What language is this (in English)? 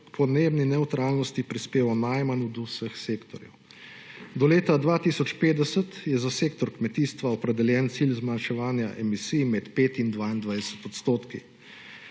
Slovenian